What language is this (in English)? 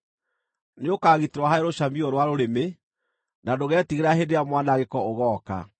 Kikuyu